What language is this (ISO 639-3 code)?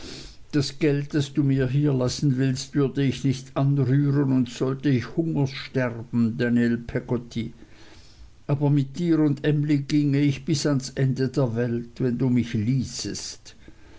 deu